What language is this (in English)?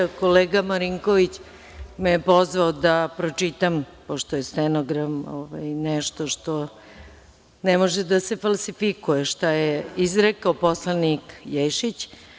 Serbian